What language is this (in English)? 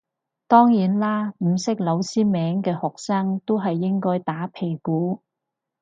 Cantonese